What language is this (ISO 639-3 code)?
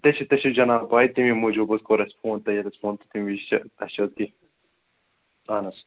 kas